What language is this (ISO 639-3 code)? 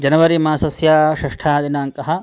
san